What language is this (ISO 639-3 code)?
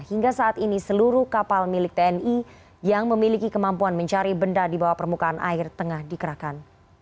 ind